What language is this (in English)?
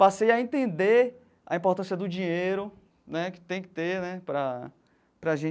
Portuguese